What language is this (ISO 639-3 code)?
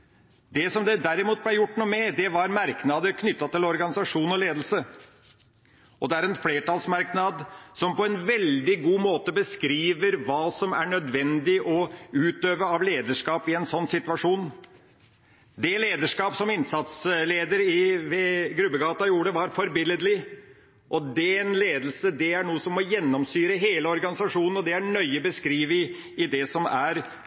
nob